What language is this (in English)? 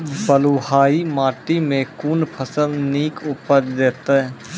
Maithili